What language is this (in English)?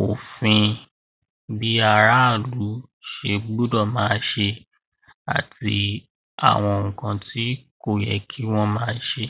Yoruba